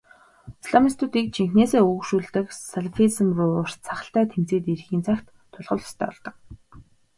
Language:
Mongolian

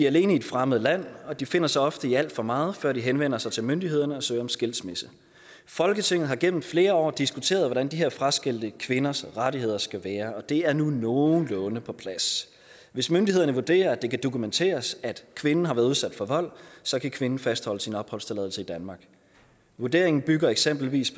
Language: Danish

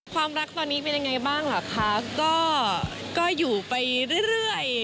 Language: Thai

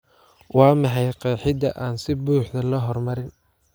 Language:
Somali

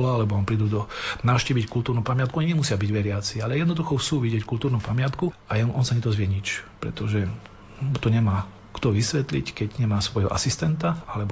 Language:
Slovak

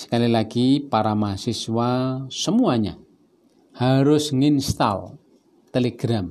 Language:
Indonesian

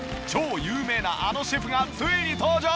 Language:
Japanese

